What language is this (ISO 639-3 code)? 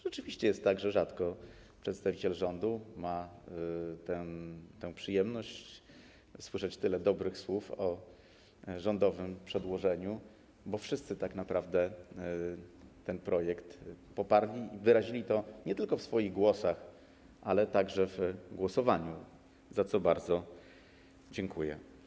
pol